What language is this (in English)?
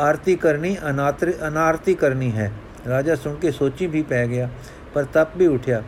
Punjabi